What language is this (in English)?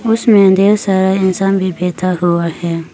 Hindi